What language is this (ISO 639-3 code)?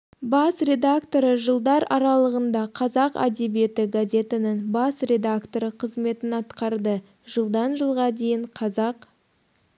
kaz